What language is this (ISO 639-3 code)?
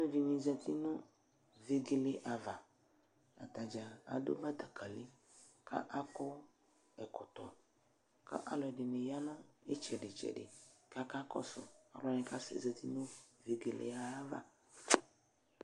kpo